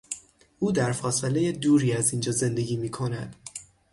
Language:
Persian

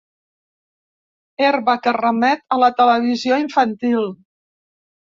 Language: Catalan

